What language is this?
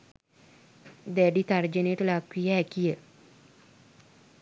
Sinhala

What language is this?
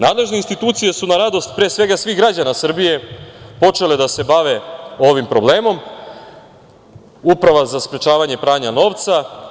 Serbian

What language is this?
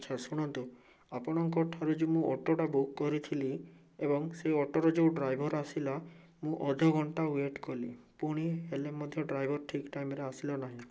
Odia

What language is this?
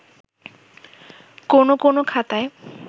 Bangla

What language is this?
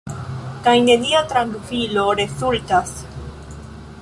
Esperanto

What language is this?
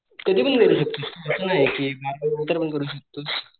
Marathi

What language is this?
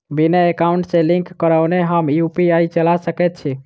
Maithili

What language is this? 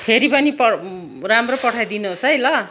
Nepali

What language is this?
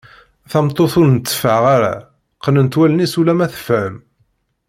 Kabyle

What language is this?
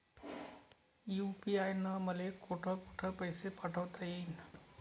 Marathi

